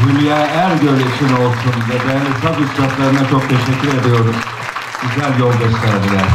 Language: Turkish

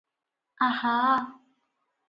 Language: Odia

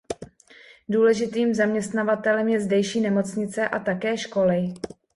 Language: Czech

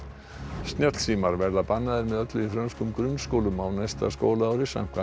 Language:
Icelandic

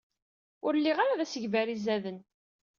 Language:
Kabyle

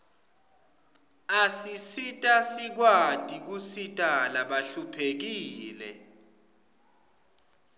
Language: Swati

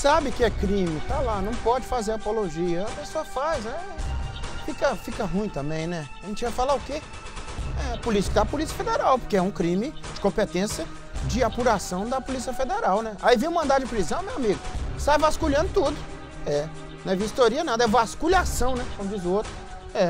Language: Portuguese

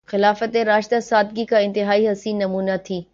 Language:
Urdu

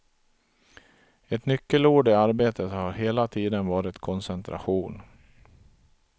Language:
Swedish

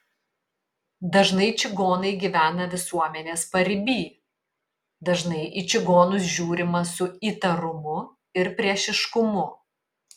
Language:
Lithuanian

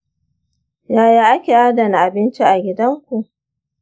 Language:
Hausa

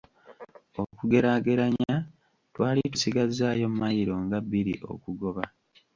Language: Ganda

